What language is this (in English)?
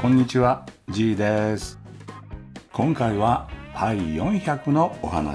Japanese